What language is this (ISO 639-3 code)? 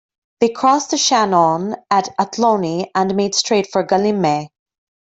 eng